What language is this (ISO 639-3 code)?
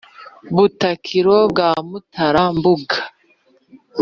kin